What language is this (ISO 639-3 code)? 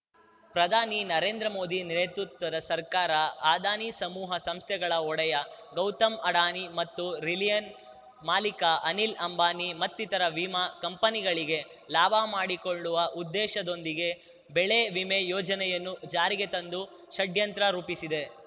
kan